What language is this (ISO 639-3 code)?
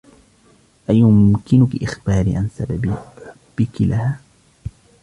ara